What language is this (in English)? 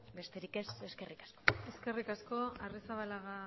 Basque